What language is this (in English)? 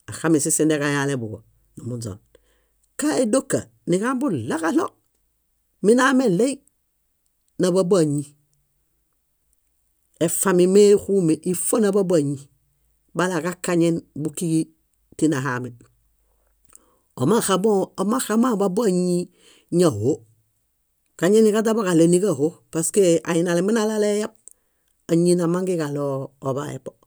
Bayot